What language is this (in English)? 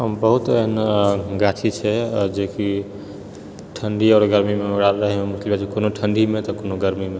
Maithili